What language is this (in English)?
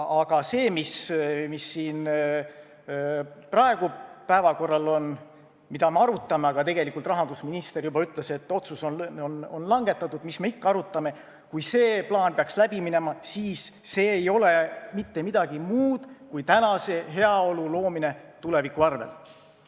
Estonian